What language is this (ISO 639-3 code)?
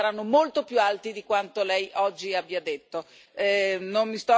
ita